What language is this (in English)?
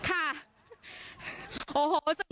Thai